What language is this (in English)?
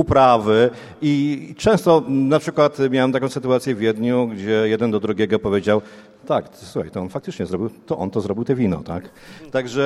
Polish